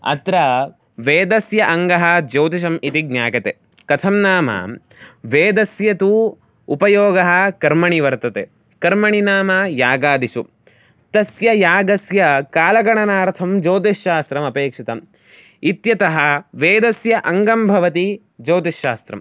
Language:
Sanskrit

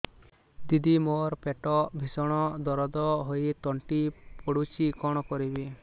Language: Odia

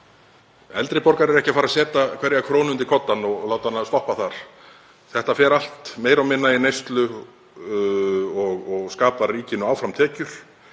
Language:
Icelandic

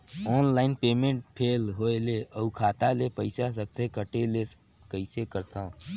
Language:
Chhattisgarhi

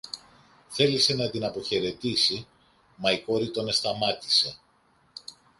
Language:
Greek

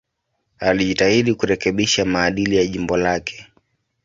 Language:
Swahili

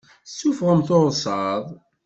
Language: Kabyle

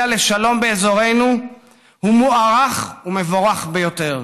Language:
Hebrew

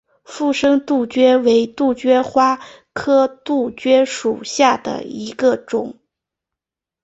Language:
Chinese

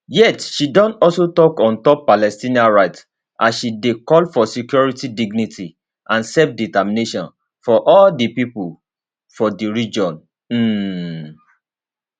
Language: Nigerian Pidgin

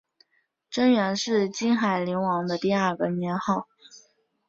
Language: Chinese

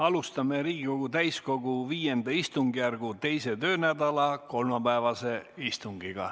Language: Estonian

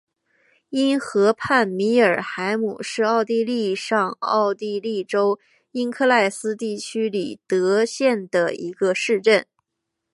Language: Chinese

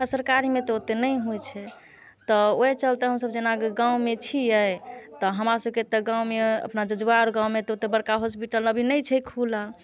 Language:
Maithili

